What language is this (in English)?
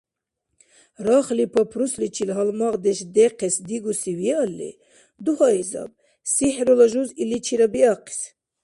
Dargwa